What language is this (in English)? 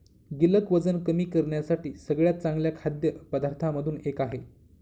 Marathi